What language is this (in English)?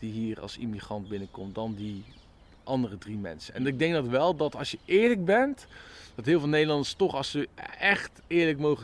Dutch